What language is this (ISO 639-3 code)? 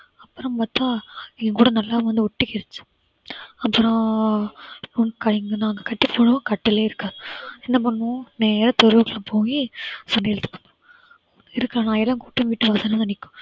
tam